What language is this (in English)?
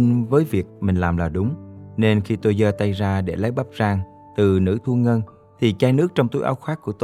Vietnamese